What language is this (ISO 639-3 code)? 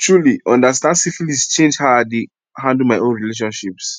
pcm